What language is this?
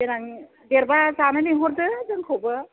Bodo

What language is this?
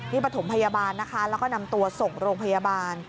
Thai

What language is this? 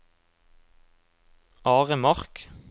Norwegian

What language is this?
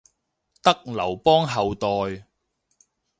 Cantonese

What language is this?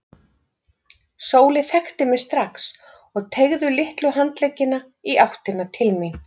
Icelandic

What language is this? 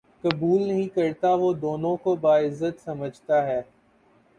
Urdu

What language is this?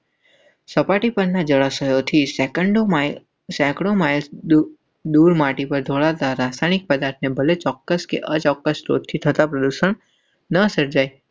Gujarati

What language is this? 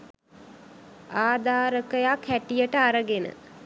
Sinhala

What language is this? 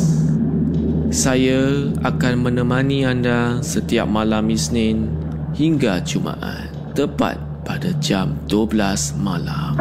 Malay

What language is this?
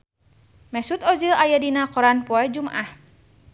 Sundanese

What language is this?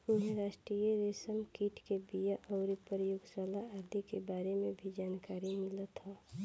Bhojpuri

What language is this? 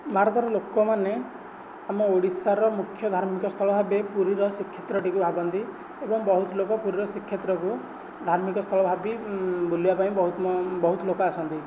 Odia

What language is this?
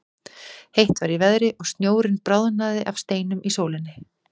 Icelandic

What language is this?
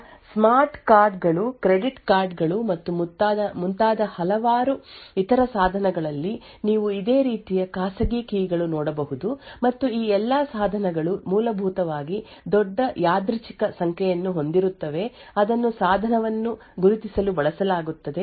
Kannada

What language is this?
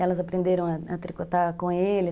Portuguese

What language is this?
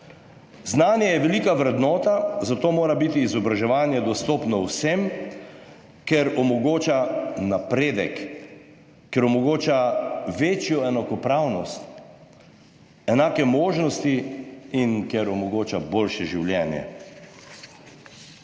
Slovenian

